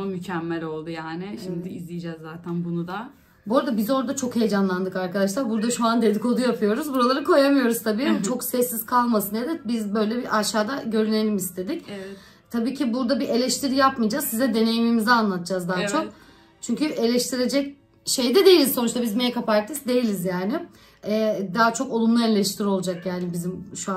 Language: Turkish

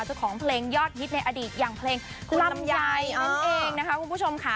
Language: Thai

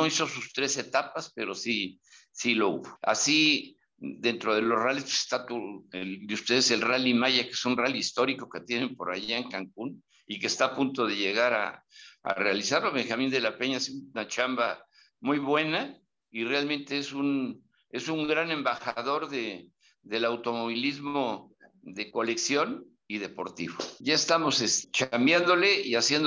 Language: Spanish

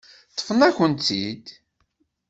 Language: Kabyle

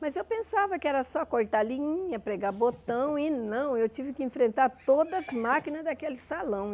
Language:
Portuguese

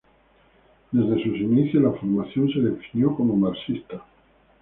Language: Spanish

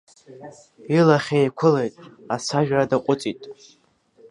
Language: Abkhazian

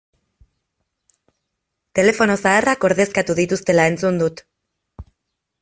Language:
Basque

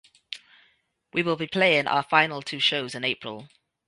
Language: English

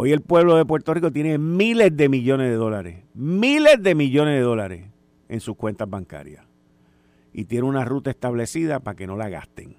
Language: Spanish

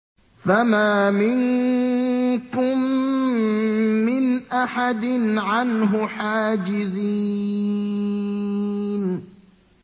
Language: Arabic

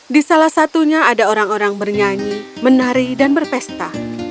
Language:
Indonesian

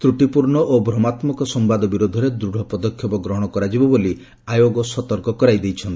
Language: Odia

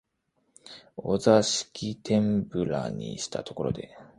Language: Japanese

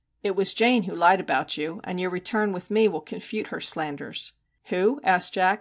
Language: English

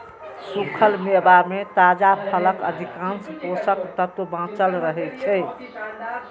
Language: Maithili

